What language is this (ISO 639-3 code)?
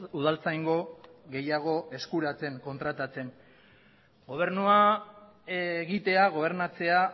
eus